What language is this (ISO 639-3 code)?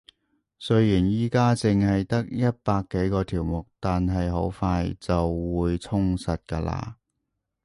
yue